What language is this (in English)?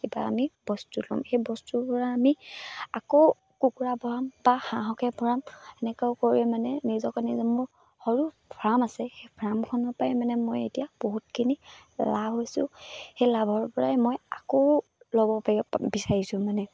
Assamese